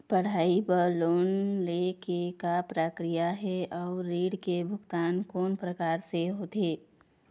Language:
Chhattisgarhi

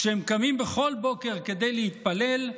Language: Hebrew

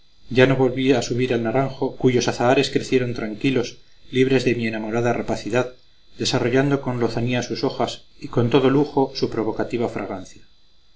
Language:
Spanish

